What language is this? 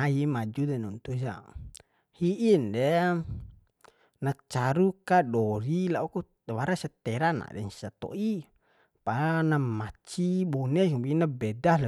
Bima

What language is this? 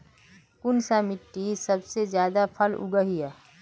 Magahi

